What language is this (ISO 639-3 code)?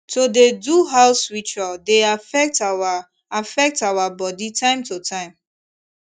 pcm